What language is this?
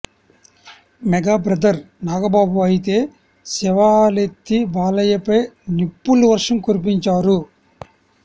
Telugu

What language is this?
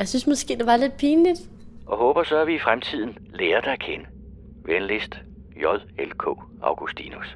Danish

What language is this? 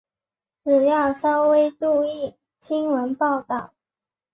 Chinese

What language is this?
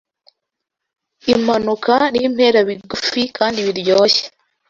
Kinyarwanda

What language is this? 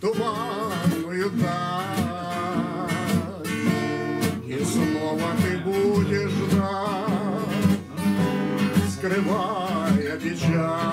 Russian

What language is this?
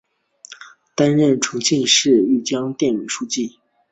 Chinese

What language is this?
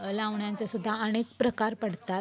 Marathi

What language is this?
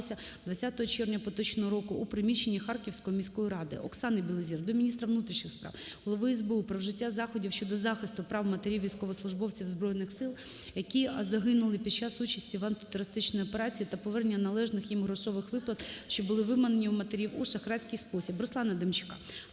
Ukrainian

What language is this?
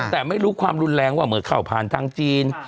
Thai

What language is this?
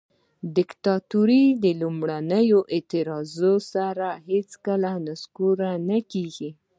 Pashto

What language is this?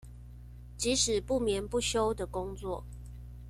Chinese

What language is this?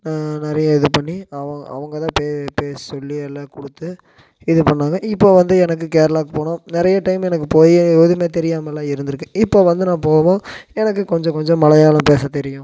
Tamil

